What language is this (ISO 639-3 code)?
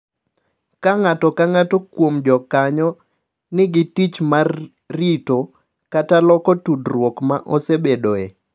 luo